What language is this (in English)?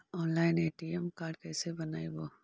Magahi